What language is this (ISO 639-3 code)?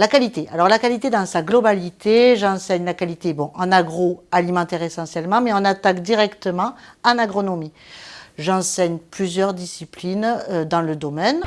fra